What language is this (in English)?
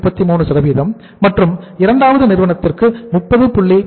Tamil